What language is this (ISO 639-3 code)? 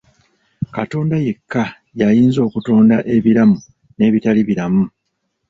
lug